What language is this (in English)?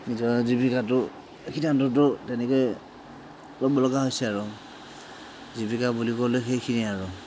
Assamese